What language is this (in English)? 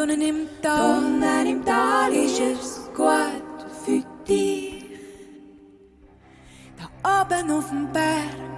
German